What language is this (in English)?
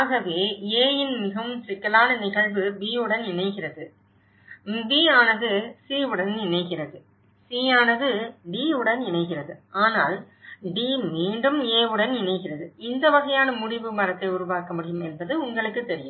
Tamil